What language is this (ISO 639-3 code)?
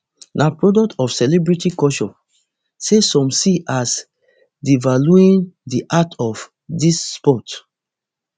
pcm